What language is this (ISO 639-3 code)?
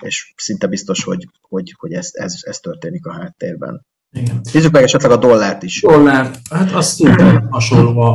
hun